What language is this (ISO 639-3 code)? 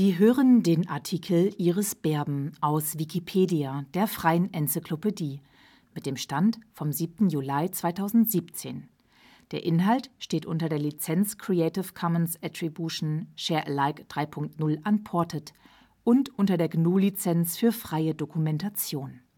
deu